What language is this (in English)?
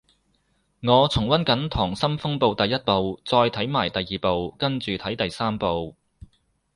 Cantonese